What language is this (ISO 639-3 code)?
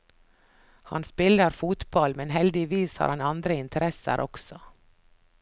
nor